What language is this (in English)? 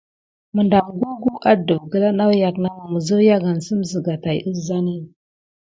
Gidar